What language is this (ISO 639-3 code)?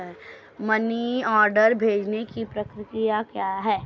hin